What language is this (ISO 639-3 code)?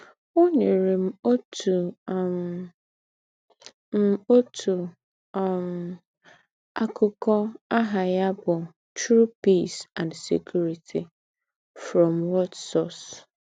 ibo